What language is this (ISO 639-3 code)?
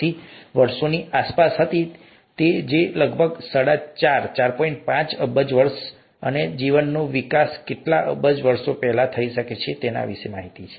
guj